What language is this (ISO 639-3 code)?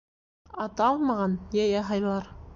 bak